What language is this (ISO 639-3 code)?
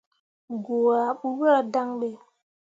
mua